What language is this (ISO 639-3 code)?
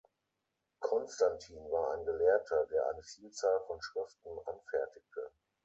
deu